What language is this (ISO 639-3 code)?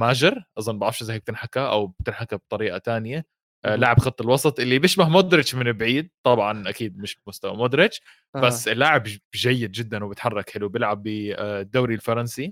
ara